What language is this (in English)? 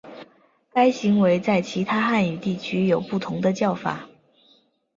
Chinese